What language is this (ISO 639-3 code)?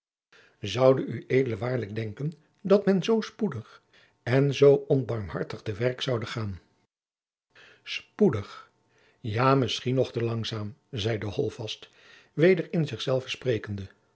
nld